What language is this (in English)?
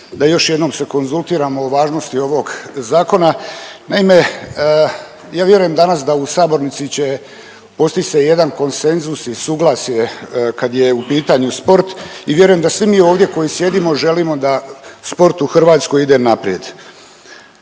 Croatian